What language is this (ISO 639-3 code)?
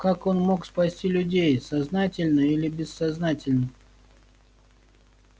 rus